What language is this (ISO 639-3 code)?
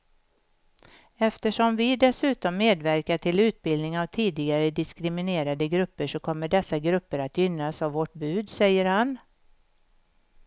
swe